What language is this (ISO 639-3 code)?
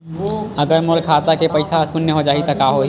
hne